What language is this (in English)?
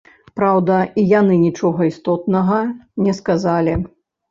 Belarusian